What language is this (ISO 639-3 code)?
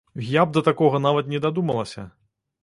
bel